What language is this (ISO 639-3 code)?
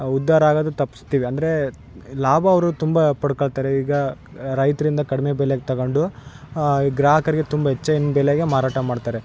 kan